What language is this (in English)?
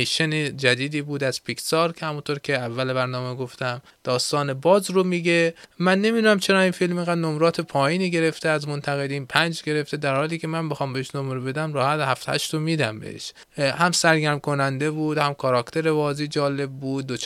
Persian